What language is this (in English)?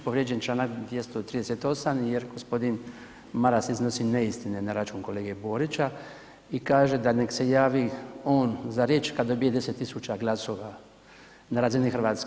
Croatian